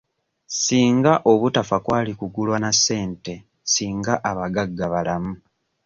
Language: Ganda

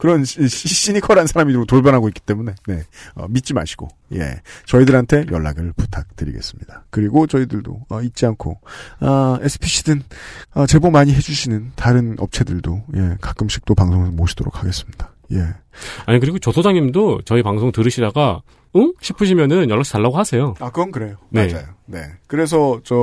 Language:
Korean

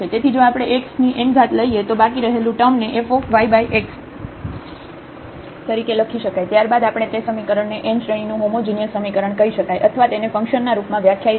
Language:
Gujarati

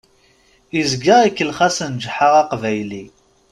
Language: Kabyle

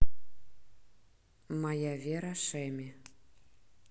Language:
Russian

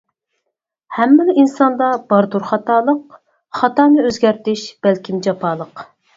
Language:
Uyghur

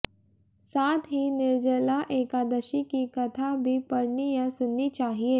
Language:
Hindi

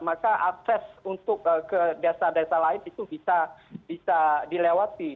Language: Indonesian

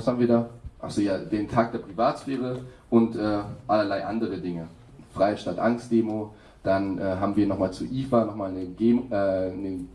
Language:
German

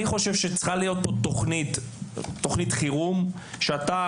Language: Hebrew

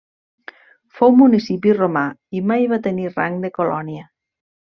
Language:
Catalan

